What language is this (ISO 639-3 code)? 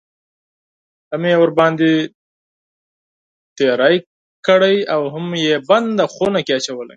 pus